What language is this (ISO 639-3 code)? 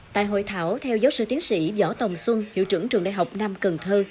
vie